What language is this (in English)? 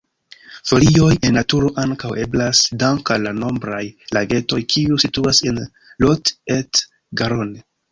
Esperanto